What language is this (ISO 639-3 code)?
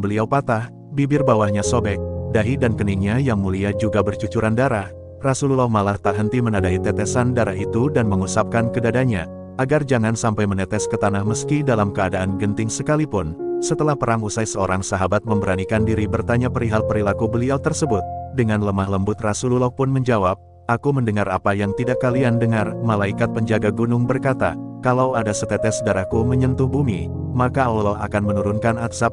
ind